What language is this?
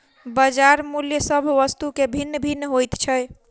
Maithili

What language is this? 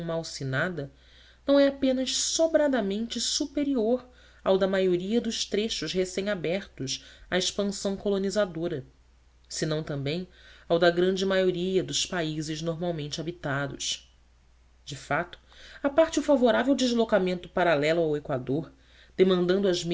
Portuguese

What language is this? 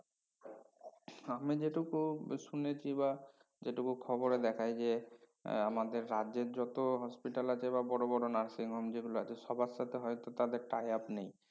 Bangla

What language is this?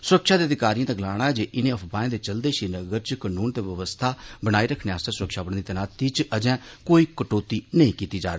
Dogri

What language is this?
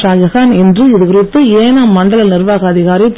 Tamil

